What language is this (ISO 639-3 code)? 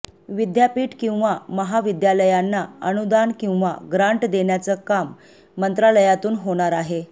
mar